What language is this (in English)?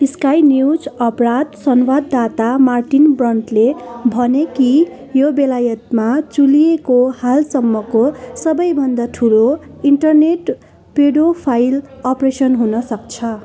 Nepali